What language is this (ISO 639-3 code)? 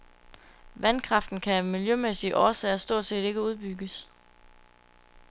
dan